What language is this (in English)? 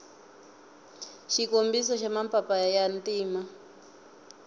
Tsonga